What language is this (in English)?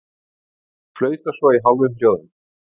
Icelandic